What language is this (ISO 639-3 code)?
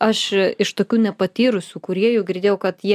lit